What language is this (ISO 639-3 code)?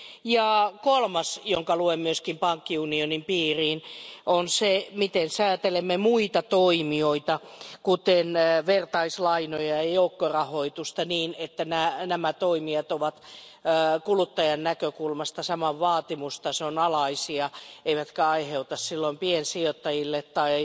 fin